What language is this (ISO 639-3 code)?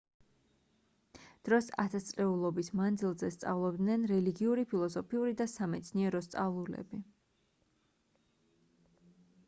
kat